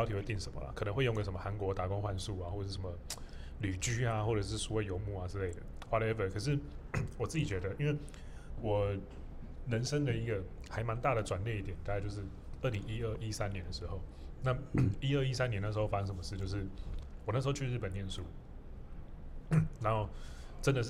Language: Chinese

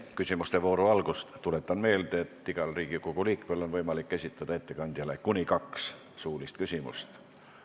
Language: Estonian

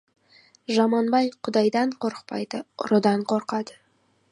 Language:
Kazakh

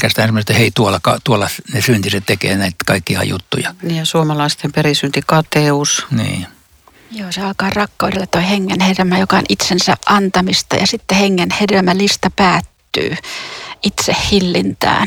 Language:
Finnish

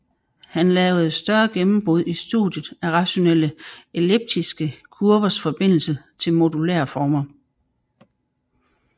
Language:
Danish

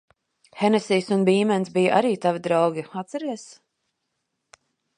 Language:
Latvian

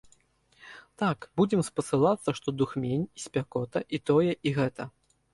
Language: Belarusian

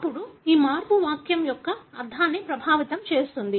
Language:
Telugu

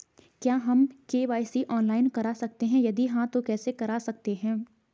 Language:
Hindi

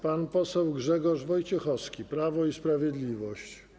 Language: Polish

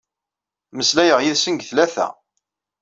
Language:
Kabyle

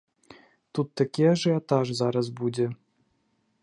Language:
Belarusian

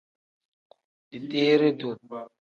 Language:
Tem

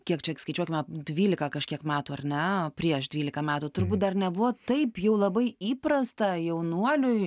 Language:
Lithuanian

